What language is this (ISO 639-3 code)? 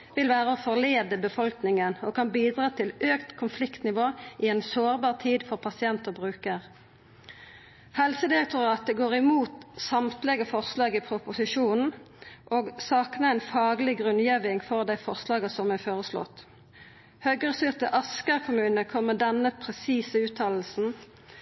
nno